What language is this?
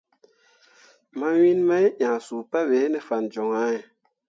Mundang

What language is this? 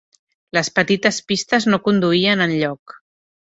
Catalan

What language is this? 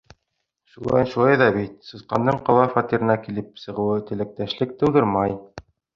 Bashkir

